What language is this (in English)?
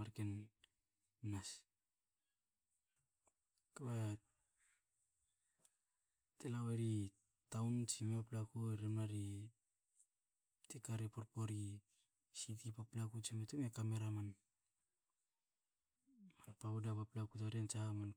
Hakö